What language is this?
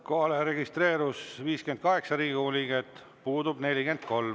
Estonian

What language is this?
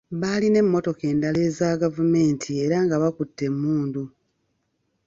Ganda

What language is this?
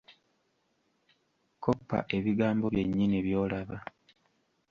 Ganda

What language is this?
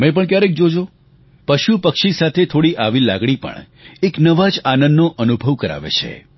Gujarati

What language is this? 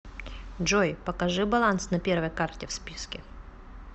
Russian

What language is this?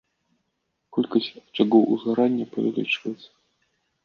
Belarusian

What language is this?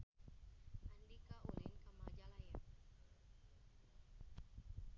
Sundanese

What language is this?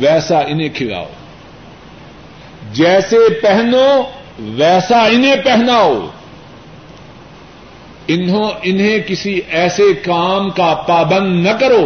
Urdu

